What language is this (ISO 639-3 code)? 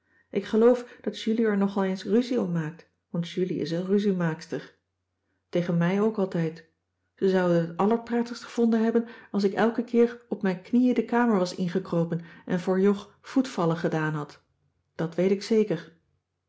nld